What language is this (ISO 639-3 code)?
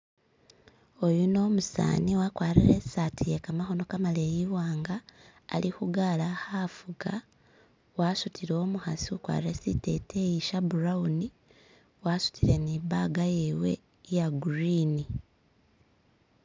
myx